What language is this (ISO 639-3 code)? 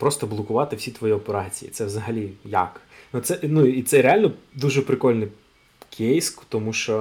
ukr